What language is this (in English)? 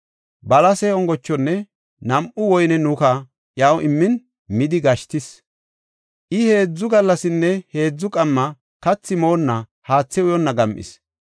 Gofa